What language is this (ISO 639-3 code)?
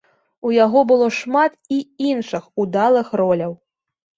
bel